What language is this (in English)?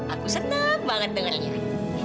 Indonesian